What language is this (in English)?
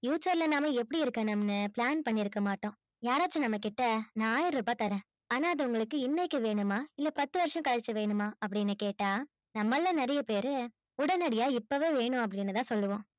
Tamil